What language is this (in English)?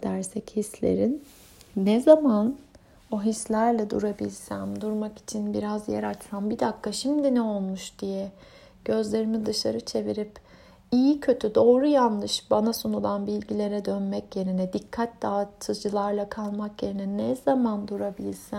Turkish